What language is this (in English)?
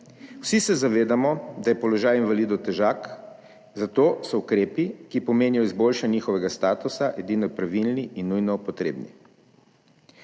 Slovenian